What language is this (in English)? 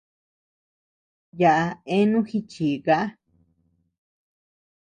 Tepeuxila Cuicatec